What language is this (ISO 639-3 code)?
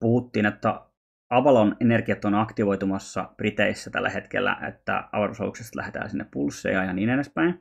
fin